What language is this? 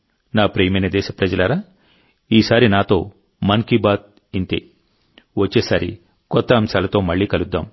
Telugu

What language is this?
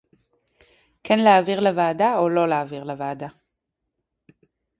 Hebrew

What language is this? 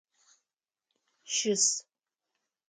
Adyghe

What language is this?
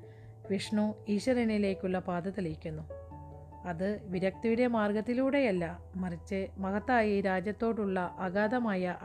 Malayalam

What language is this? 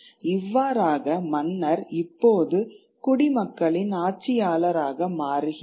Tamil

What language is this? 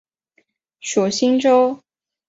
Chinese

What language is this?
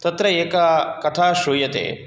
Sanskrit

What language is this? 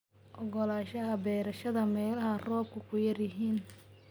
Somali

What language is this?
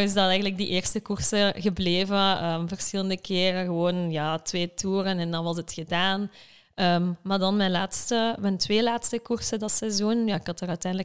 Dutch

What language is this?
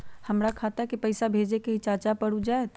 Magahi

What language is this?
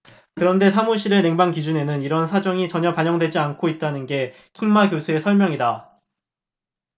Korean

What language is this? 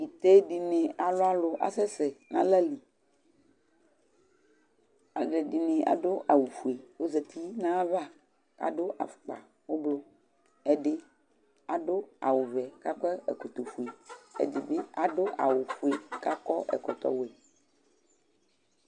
Ikposo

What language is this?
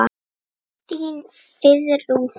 Icelandic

